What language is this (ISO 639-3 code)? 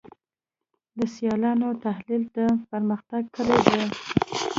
pus